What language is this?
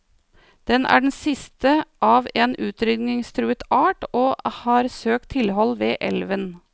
Norwegian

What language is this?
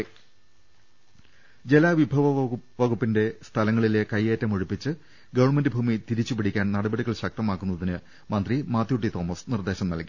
Malayalam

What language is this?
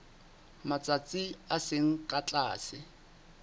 Southern Sotho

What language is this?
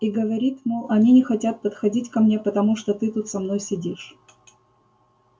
Russian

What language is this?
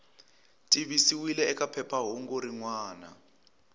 Tsonga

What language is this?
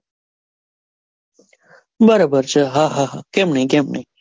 Gujarati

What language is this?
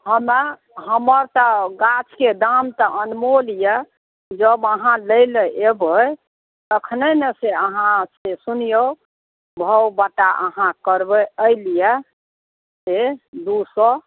Maithili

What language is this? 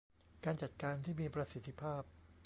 Thai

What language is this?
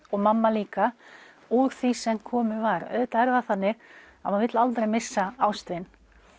Icelandic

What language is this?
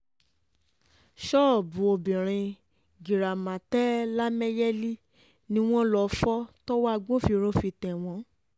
Yoruba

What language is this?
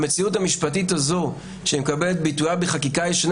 Hebrew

